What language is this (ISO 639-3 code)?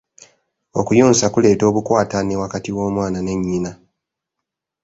lug